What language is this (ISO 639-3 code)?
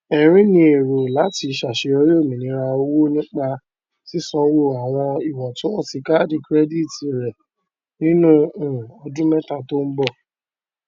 yor